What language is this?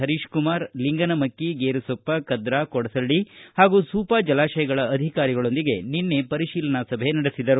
Kannada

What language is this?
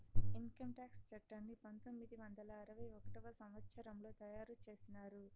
Telugu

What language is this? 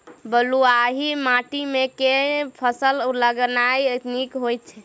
Maithili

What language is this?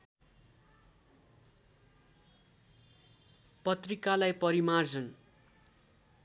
Nepali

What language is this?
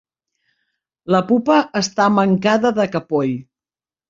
Catalan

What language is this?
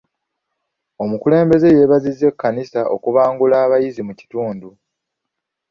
Ganda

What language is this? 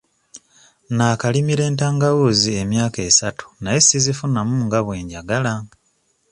Ganda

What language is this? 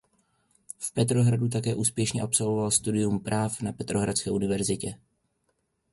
Czech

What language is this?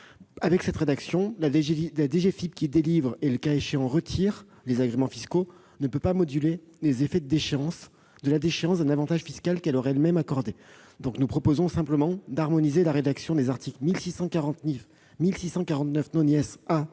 French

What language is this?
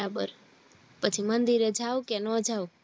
Gujarati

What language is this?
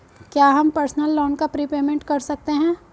Hindi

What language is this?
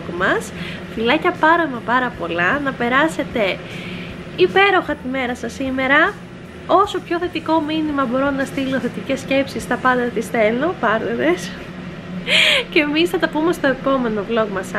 Greek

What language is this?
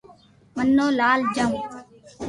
Loarki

